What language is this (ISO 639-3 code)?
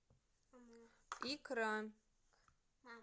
rus